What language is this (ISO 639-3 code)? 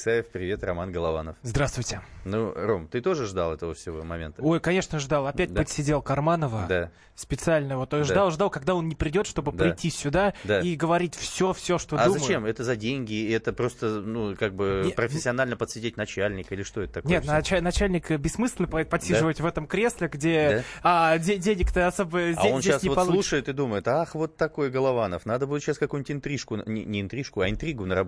rus